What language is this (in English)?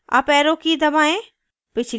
Hindi